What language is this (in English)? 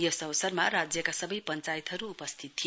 Nepali